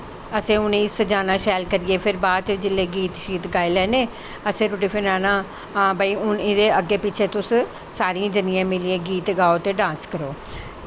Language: Dogri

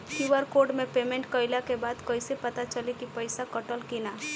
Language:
Bhojpuri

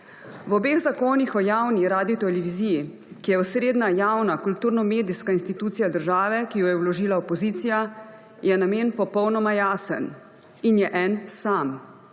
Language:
Slovenian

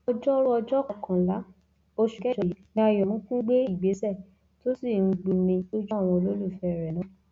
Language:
Yoruba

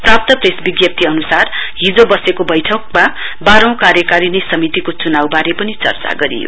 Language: Nepali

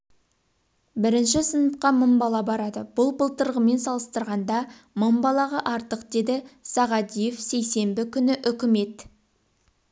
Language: Kazakh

